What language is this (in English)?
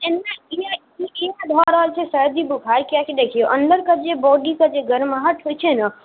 Maithili